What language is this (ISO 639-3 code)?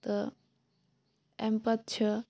kas